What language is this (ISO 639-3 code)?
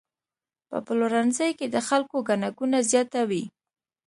pus